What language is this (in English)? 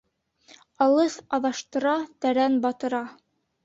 Bashkir